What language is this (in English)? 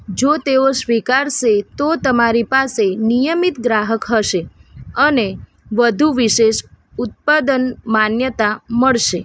Gujarati